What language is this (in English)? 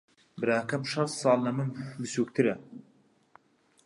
Central Kurdish